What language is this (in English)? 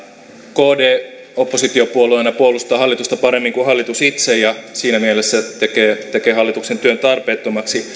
Finnish